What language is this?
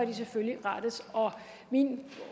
Danish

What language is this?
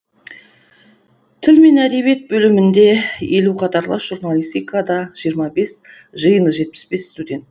Kazakh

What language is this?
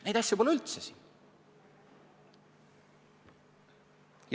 Estonian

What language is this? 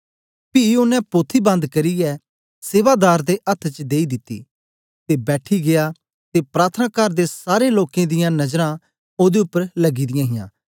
Dogri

